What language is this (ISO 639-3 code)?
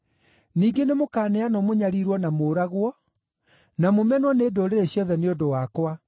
kik